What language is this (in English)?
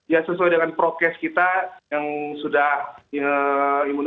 Indonesian